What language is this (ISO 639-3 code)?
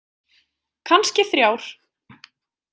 isl